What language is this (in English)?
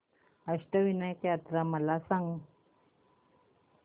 Marathi